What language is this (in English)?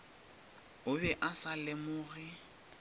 Northern Sotho